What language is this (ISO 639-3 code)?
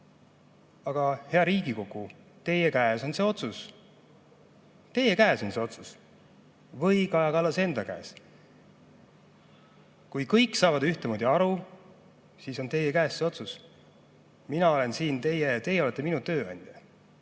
est